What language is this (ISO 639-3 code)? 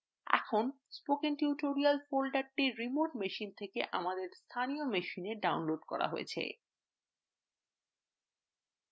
ben